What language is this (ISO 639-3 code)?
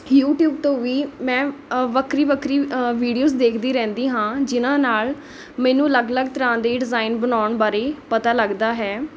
pan